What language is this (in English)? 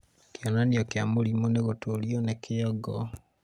Kikuyu